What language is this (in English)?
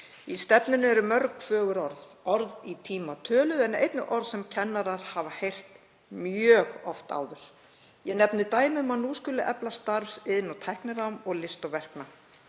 Icelandic